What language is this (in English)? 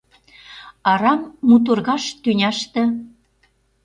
Mari